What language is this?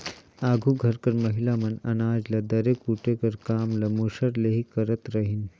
Chhattisgarhi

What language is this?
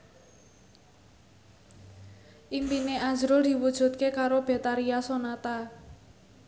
Javanese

